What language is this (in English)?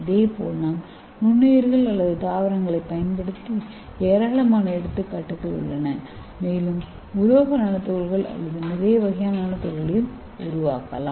Tamil